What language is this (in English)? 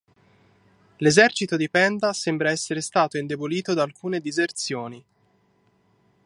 Italian